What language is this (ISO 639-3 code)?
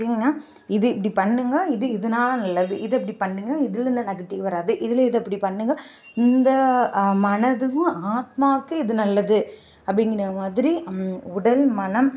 tam